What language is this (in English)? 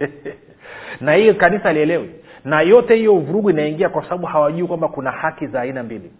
Swahili